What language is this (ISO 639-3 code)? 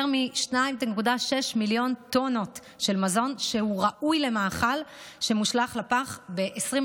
heb